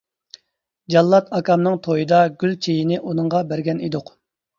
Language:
Uyghur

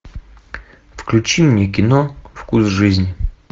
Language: Russian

